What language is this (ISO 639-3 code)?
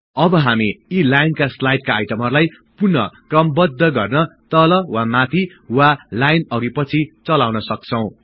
nep